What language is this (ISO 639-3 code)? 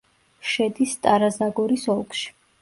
kat